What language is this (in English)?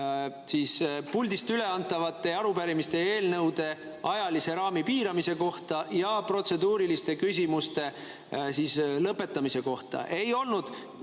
Estonian